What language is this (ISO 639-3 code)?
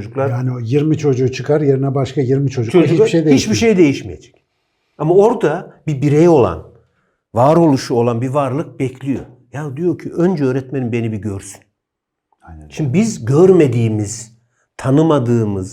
tur